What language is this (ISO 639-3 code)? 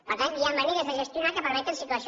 cat